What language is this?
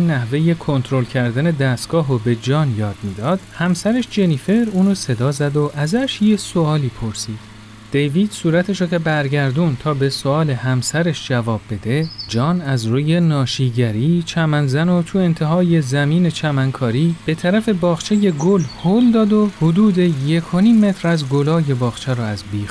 Persian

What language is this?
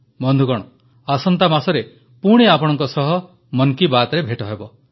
Odia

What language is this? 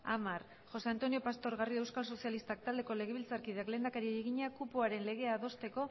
Basque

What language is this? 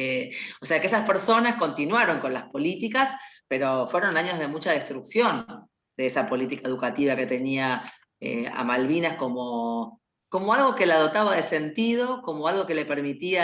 Spanish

